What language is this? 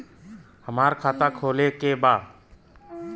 Bhojpuri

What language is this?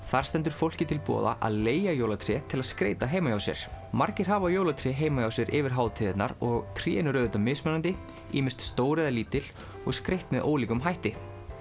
Icelandic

